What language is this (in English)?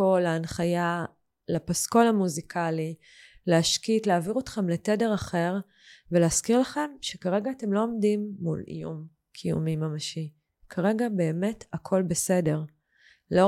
Hebrew